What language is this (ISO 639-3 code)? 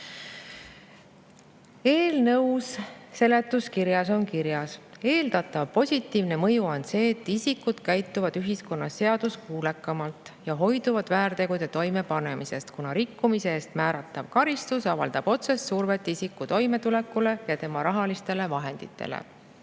est